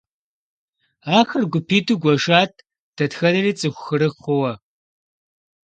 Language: Kabardian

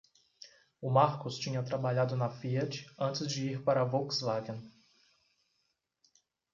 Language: Portuguese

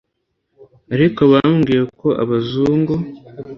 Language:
Kinyarwanda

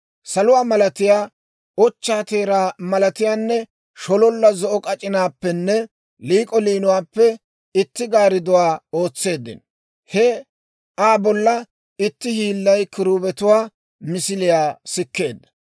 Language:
Dawro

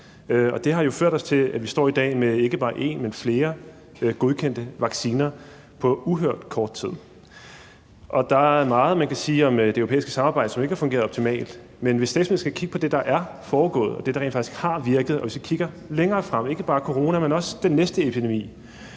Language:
Danish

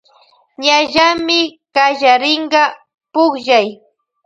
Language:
Loja Highland Quichua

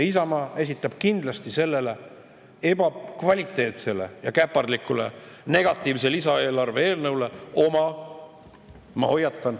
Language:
Estonian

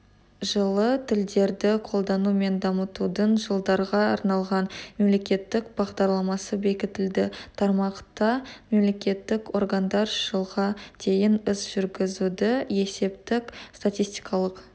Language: Kazakh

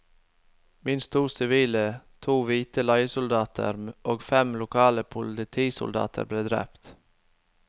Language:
Norwegian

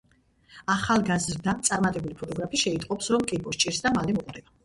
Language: Georgian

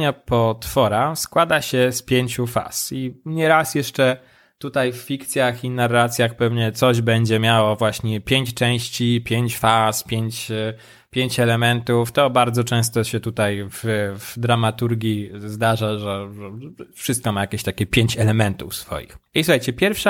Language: Polish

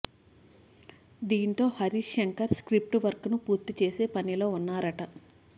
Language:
Telugu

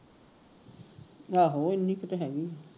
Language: Punjabi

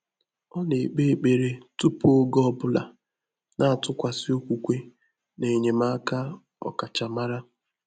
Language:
Igbo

